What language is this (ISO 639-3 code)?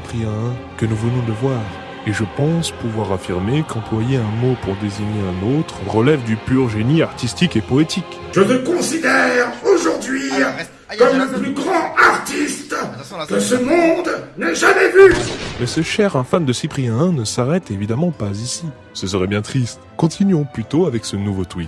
fra